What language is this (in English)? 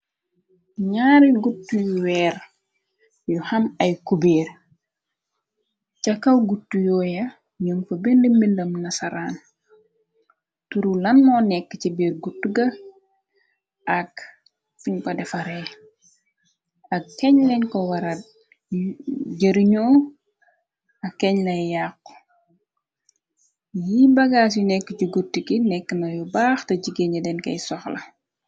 Wolof